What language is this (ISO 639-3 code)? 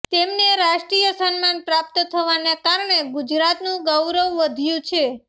guj